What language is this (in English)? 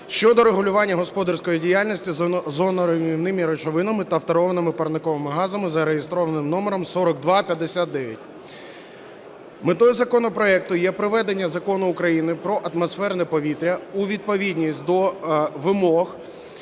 Ukrainian